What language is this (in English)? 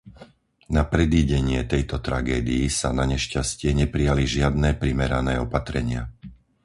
Slovak